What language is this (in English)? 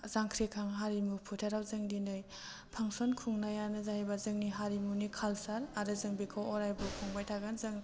Bodo